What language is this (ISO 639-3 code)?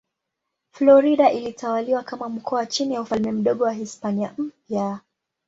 swa